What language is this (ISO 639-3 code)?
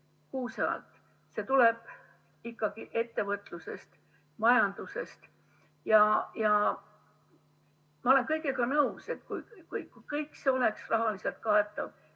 est